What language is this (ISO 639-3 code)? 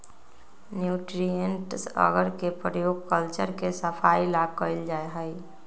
mag